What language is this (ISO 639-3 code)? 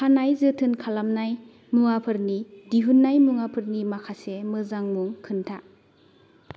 brx